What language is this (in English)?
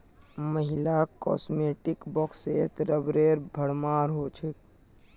Magahi